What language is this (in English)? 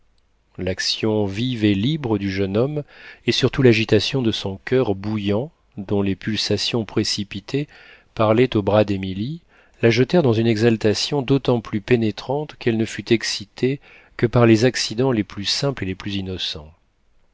French